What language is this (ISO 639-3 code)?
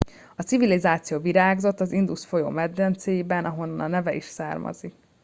hun